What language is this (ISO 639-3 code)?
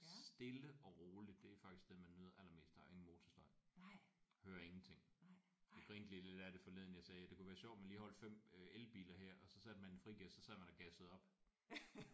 dan